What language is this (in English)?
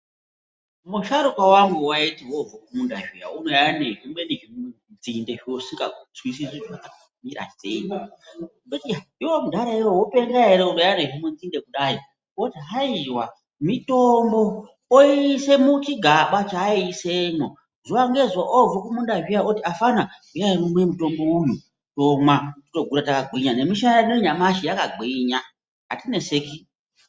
Ndau